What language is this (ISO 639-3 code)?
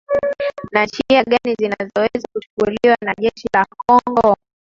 swa